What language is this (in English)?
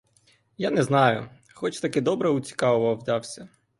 Ukrainian